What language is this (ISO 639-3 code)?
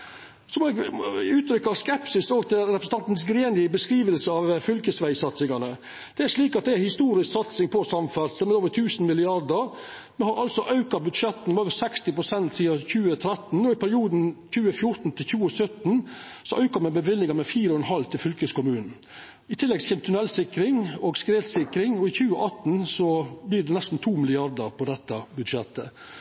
nno